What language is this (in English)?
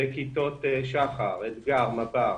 Hebrew